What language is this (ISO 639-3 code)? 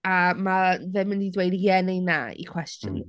cym